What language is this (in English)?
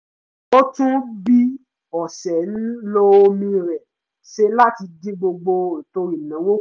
Yoruba